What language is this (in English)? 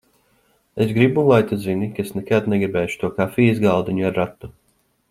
Latvian